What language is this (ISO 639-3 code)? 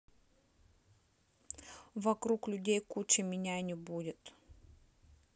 rus